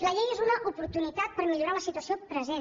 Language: Catalan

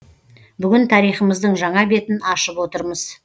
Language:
Kazakh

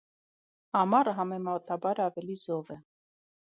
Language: Armenian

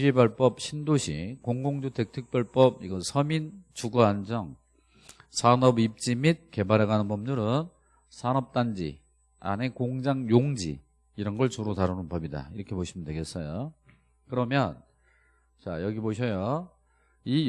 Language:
Korean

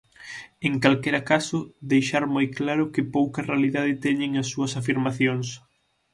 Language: Galician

